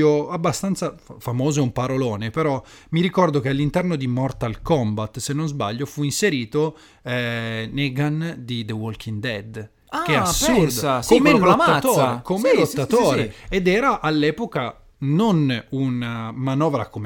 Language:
Italian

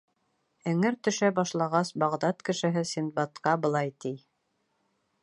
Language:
Bashkir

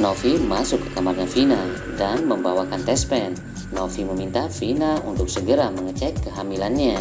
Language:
Indonesian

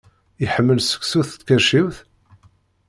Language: Kabyle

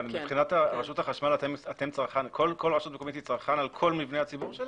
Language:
Hebrew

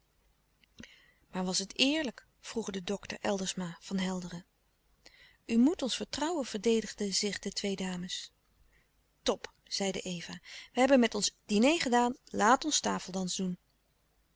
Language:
Dutch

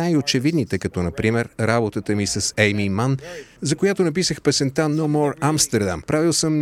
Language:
Bulgarian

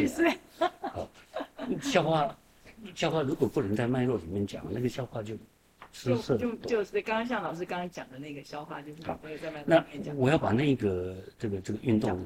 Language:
Chinese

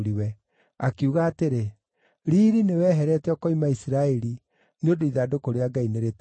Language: Kikuyu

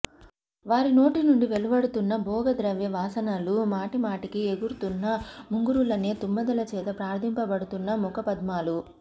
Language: Telugu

